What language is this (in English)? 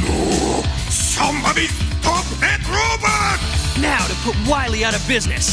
English